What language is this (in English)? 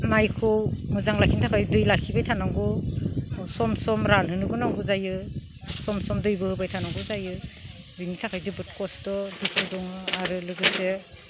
Bodo